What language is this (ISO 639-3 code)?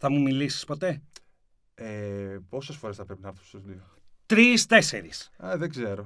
ell